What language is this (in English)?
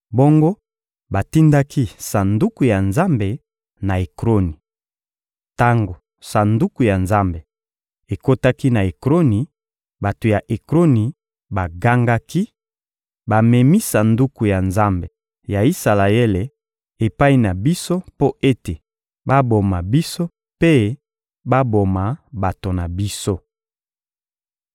Lingala